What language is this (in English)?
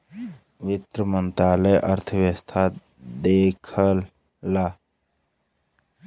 Bhojpuri